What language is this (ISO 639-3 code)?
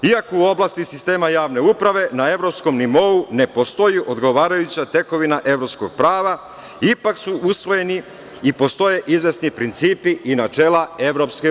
srp